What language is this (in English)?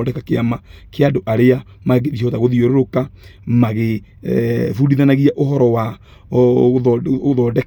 Kikuyu